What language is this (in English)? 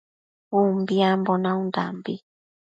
Matsés